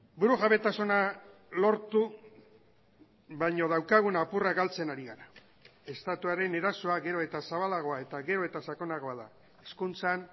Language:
Basque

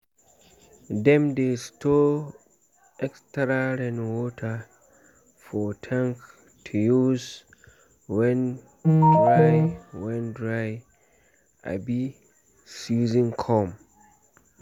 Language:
Nigerian Pidgin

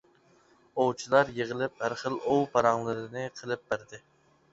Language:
Uyghur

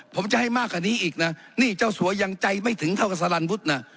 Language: Thai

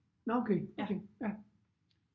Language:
Danish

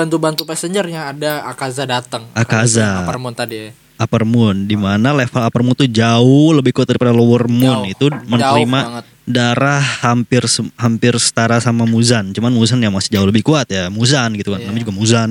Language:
Indonesian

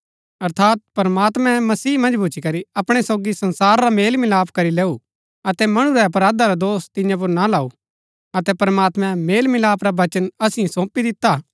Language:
Gaddi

